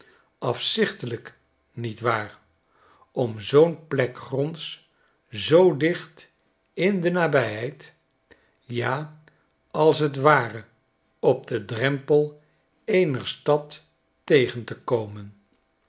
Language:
Dutch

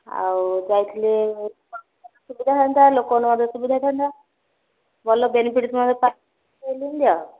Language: Odia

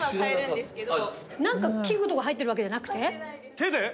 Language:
Japanese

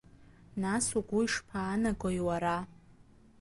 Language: Abkhazian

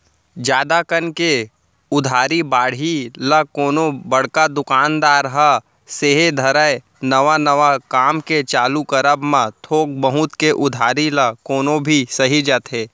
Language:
Chhattisgarhi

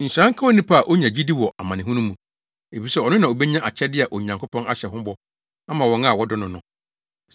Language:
Akan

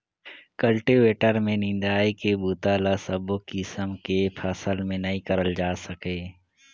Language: Chhattisgarhi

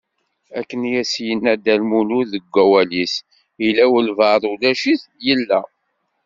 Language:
Kabyle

